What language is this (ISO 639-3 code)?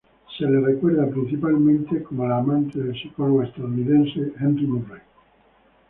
spa